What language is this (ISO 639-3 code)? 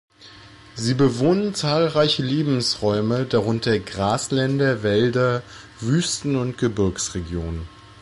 deu